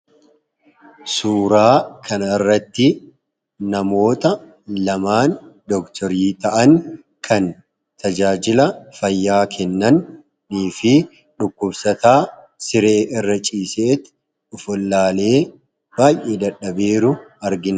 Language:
Oromo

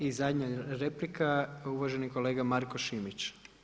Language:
Croatian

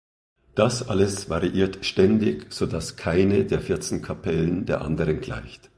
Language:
German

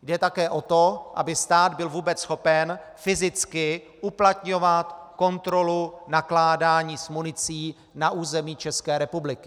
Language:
Czech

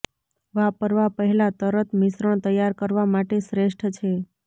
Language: Gujarati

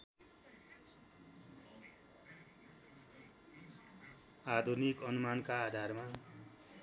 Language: Nepali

